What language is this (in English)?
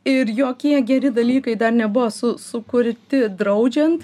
Lithuanian